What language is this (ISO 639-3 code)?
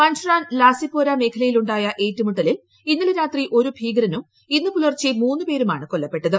mal